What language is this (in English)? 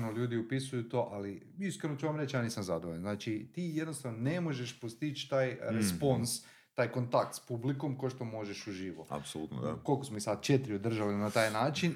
Croatian